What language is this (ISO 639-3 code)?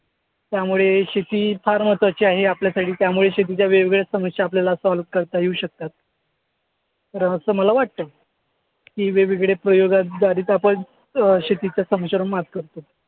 mar